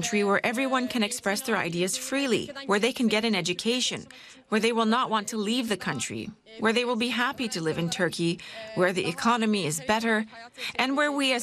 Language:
Greek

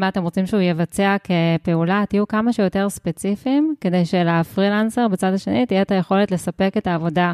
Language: Hebrew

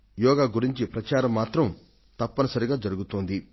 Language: Telugu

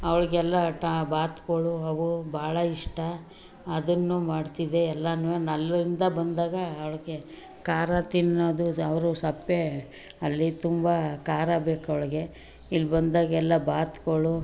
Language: Kannada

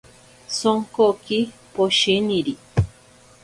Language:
Ashéninka Perené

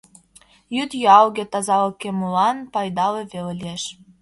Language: Mari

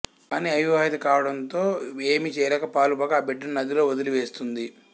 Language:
Telugu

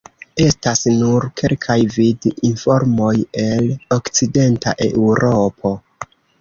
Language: Esperanto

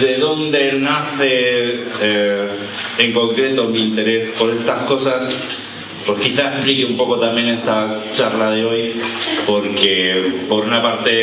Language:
Spanish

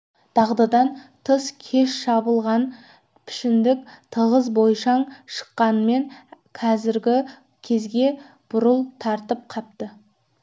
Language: Kazakh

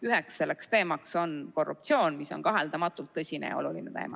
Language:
Estonian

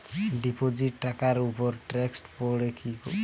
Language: Bangla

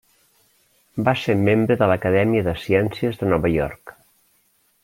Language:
Catalan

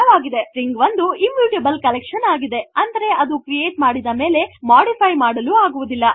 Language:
Kannada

